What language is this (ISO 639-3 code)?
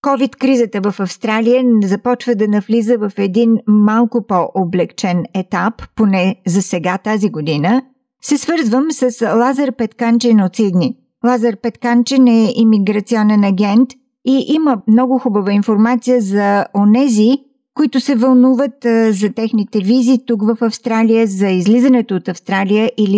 bul